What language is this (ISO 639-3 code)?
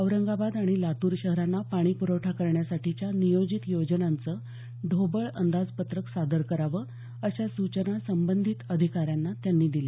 mar